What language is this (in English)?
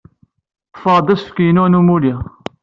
Kabyle